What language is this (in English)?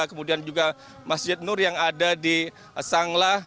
Indonesian